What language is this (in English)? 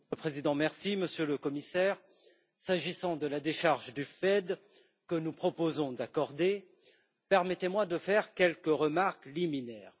French